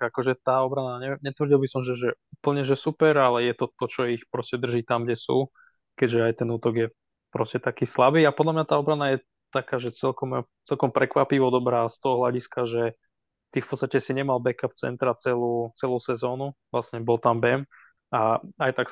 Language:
Slovak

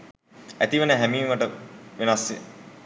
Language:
Sinhala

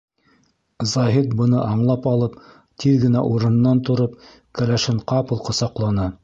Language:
Bashkir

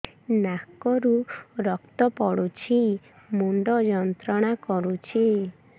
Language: Odia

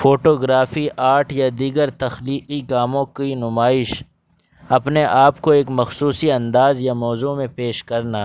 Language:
Urdu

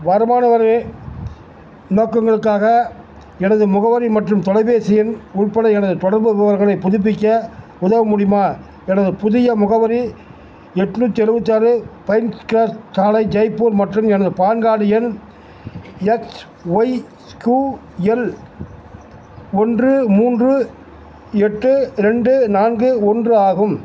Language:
Tamil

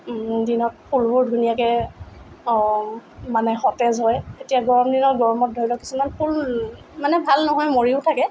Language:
Assamese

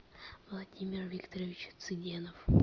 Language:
Russian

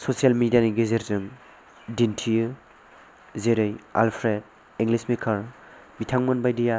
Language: Bodo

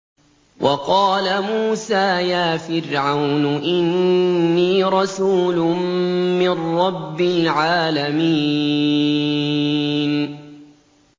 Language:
Arabic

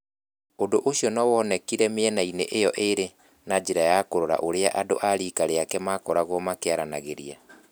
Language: Kikuyu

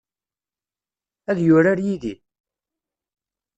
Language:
Kabyle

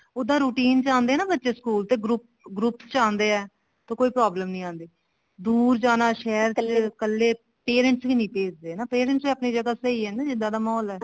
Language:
Punjabi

